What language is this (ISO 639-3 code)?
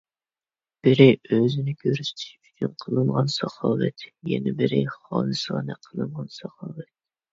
uig